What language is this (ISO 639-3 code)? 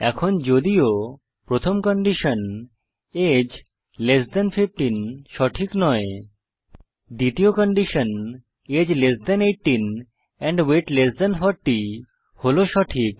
ben